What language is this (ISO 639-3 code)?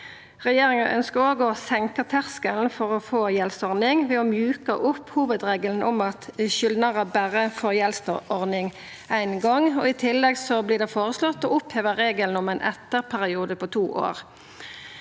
nor